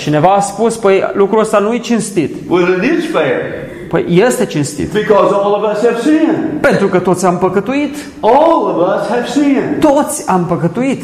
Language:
Romanian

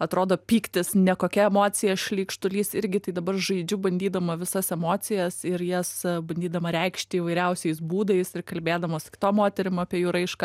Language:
Lithuanian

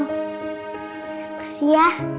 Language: Indonesian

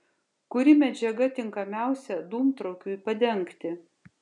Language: Lithuanian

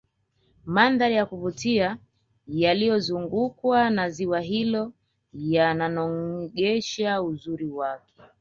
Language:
Swahili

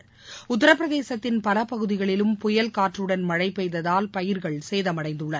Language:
Tamil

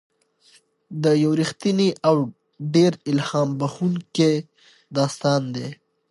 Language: Pashto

